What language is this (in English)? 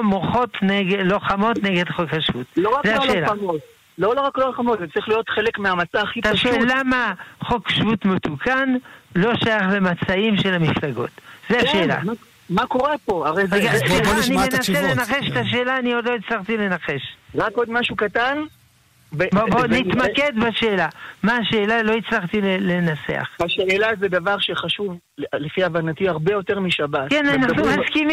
Hebrew